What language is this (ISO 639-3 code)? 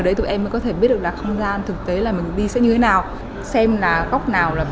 vie